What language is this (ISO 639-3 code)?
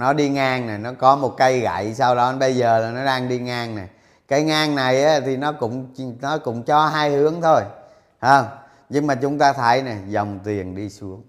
vie